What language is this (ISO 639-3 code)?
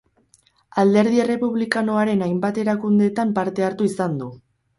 eus